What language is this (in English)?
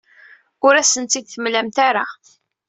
Kabyle